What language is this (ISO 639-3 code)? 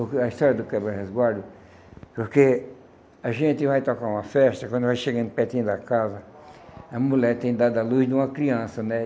por